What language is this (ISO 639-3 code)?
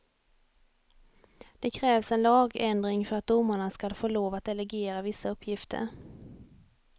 swe